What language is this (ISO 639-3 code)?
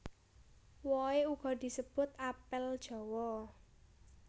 jav